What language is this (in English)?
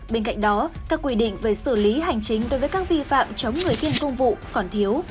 Vietnamese